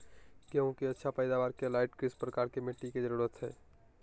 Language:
Magahi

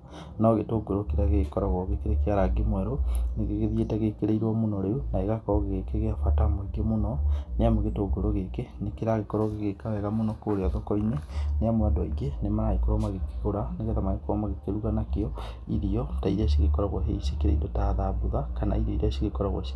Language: Kikuyu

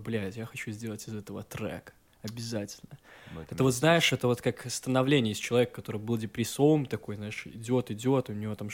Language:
Russian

